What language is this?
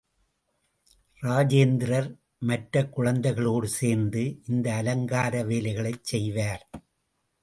Tamil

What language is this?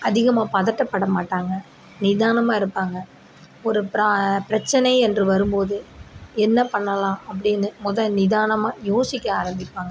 Tamil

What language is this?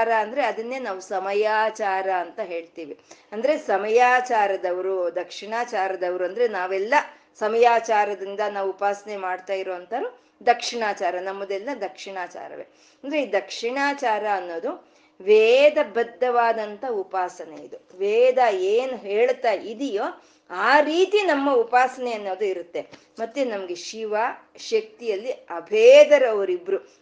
Kannada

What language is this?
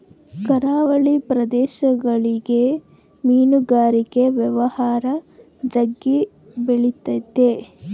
Kannada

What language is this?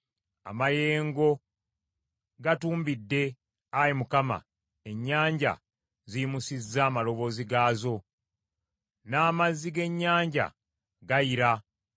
Ganda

